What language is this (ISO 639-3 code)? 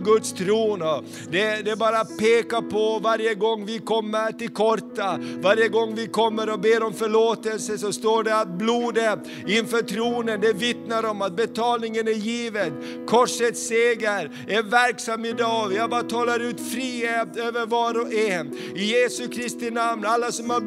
swe